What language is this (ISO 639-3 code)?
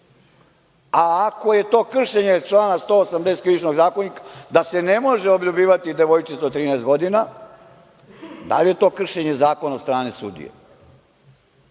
srp